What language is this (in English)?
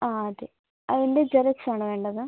Malayalam